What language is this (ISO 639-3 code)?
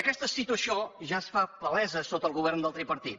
cat